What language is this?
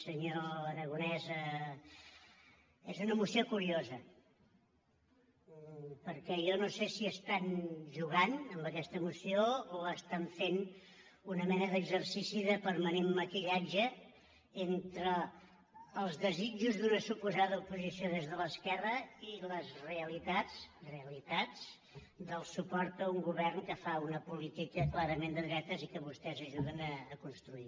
Catalan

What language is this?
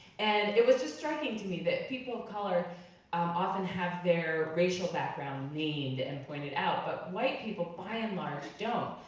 English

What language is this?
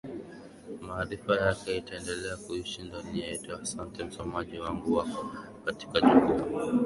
Swahili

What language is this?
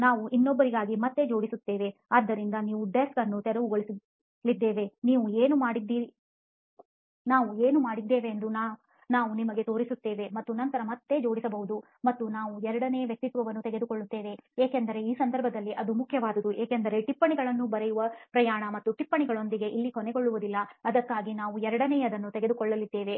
Kannada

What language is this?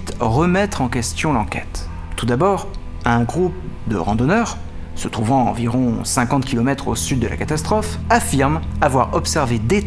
French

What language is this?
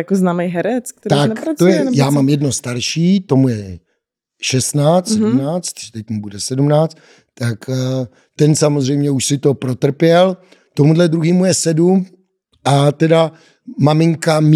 Czech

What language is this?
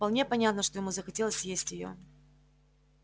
Russian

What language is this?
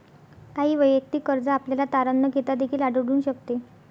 Marathi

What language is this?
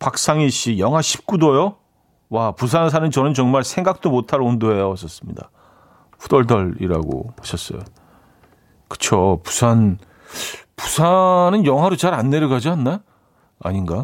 Korean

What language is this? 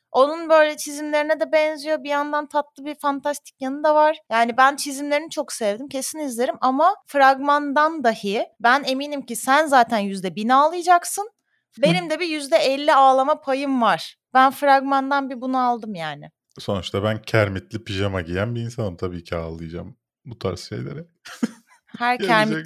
Turkish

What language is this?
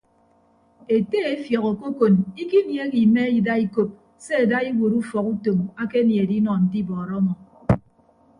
Ibibio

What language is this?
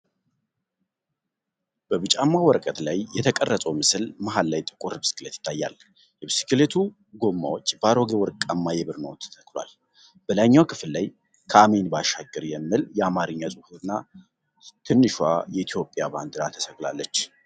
Amharic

